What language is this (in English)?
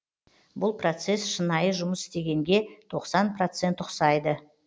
Kazakh